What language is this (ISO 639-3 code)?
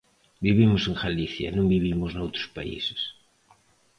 glg